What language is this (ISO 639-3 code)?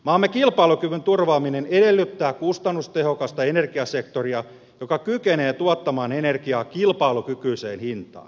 fin